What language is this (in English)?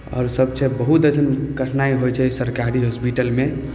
Maithili